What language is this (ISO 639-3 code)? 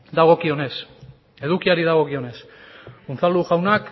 eus